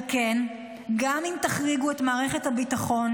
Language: Hebrew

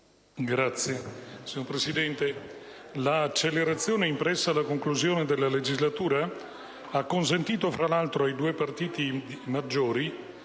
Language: Italian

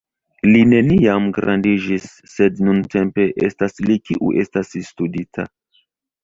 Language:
Esperanto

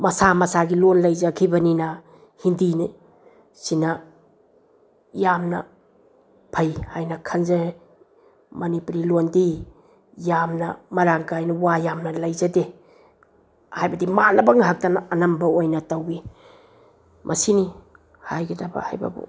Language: Manipuri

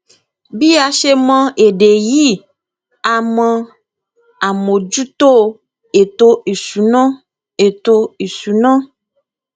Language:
Yoruba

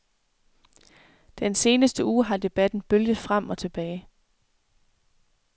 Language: Danish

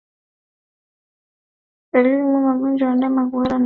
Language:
Swahili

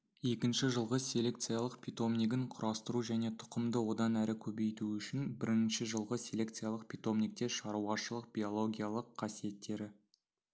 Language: Kazakh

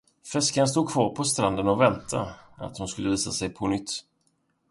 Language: Swedish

